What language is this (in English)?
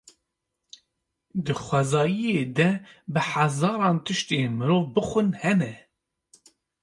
Kurdish